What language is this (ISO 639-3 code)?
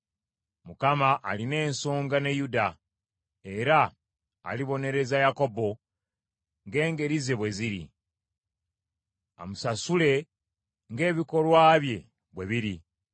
lug